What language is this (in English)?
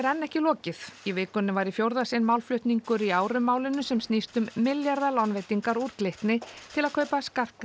Icelandic